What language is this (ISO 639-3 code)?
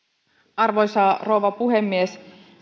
fin